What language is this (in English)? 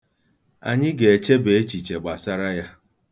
Igbo